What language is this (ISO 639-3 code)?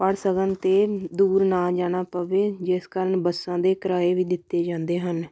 pan